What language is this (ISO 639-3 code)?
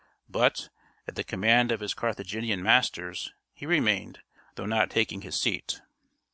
eng